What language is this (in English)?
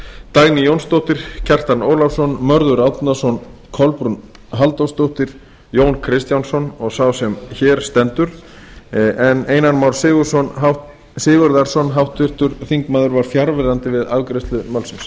Icelandic